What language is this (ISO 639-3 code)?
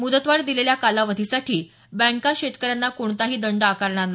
mar